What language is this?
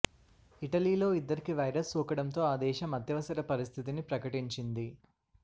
Telugu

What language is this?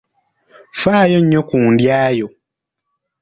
Ganda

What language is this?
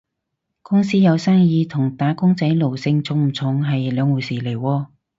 Cantonese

